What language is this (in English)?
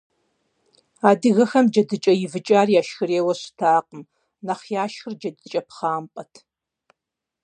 Kabardian